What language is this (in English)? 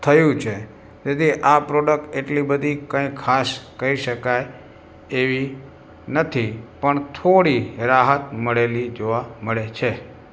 Gujarati